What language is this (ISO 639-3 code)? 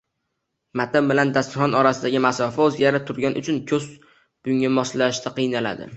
uzb